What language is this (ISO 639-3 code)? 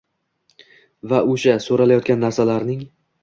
uzb